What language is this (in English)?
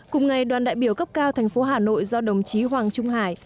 Vietnamese